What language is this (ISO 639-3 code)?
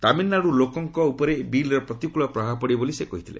ori